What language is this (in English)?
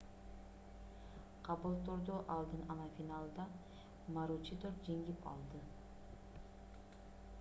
Kyrgyz